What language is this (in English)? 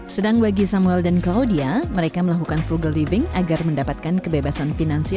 Indonesian